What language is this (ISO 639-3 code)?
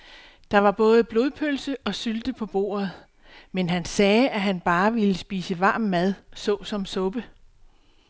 dan